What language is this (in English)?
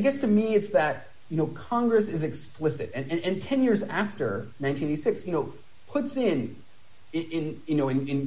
English